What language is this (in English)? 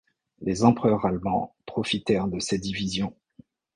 French